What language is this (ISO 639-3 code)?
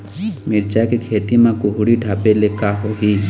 hne